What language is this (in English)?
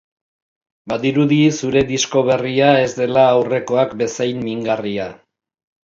Basque